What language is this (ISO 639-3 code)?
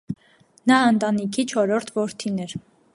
hye